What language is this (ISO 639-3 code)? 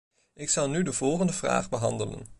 nld